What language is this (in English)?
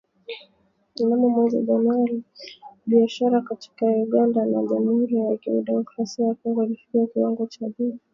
Swahili